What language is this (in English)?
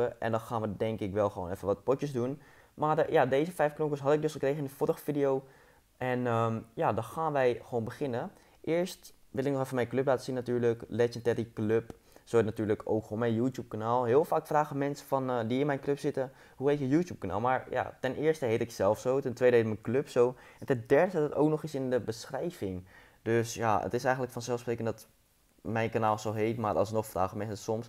Dutch